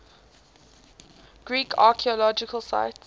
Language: English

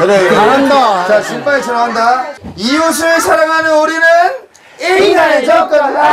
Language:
Korean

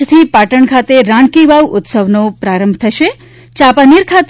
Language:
Gujarati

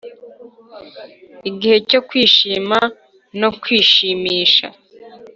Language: Kinyarwanda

